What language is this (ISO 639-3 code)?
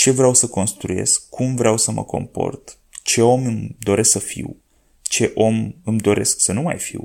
ron